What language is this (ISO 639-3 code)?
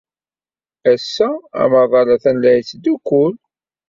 kab